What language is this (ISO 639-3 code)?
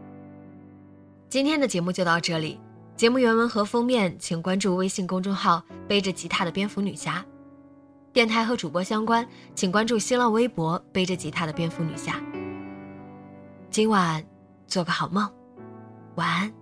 zho